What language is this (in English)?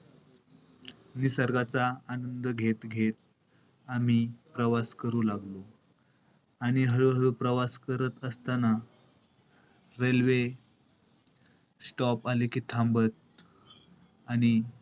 Marathi